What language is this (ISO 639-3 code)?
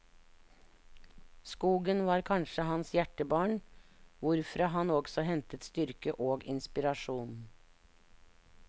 nor